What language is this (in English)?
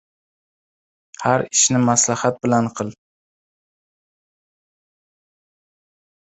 Uzbek